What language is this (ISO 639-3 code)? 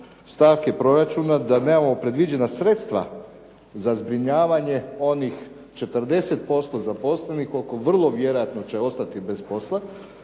hrv